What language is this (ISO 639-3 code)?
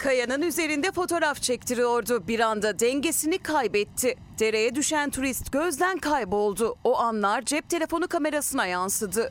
tur